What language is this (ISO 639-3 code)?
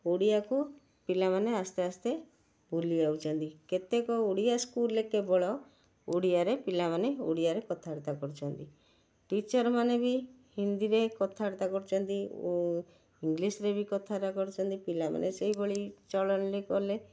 ori